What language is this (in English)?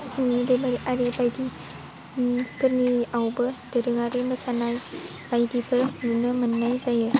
Bodo